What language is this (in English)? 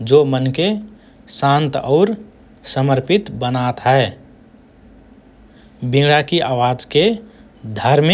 Rana Tharu